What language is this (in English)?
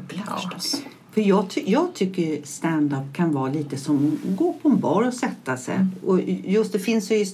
Swedish